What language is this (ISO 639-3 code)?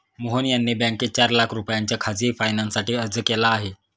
mar